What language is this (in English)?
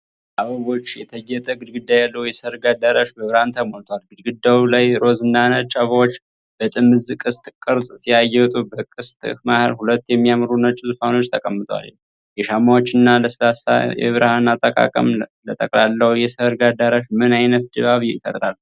Amharic